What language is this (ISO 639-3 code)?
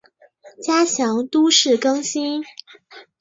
zho